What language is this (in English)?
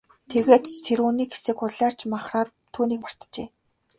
Mongolian